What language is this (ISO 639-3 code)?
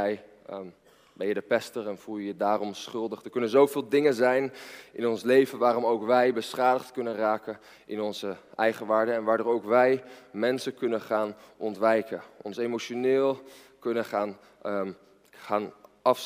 nld